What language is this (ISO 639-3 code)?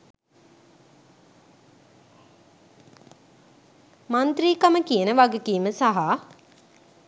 sin